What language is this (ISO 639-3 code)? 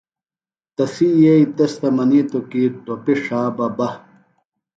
phl